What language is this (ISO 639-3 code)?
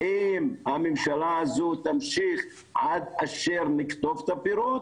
heb